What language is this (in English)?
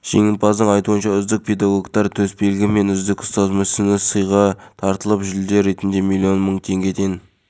Kazakh